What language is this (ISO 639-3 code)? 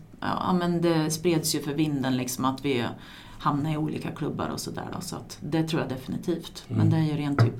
swe